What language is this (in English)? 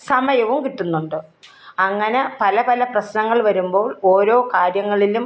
Malayalam